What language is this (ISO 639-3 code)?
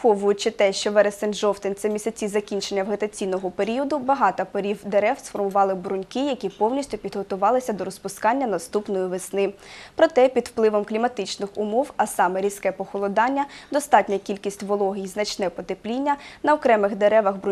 ukr